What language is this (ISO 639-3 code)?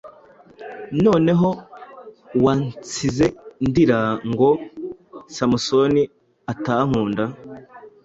kin